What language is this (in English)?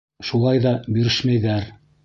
Bashkir